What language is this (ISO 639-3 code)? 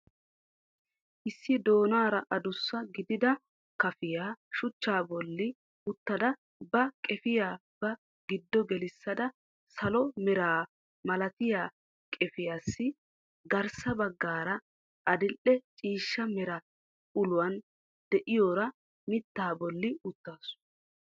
wal